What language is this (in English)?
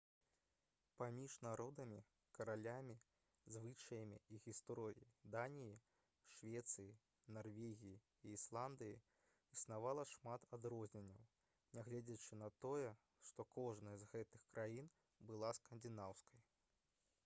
Belarusian